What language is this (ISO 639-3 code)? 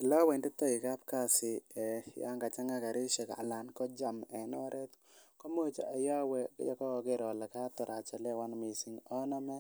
kln